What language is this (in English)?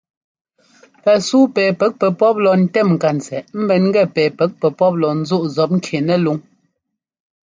Ngomba